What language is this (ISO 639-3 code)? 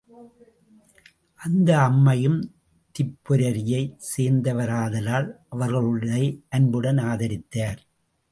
tam